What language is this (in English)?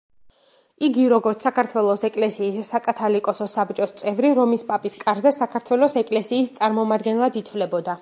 Georgian